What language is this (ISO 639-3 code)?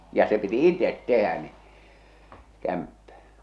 fin